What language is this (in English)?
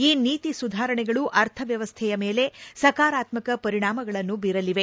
Kannada